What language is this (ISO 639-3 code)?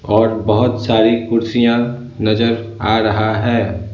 hin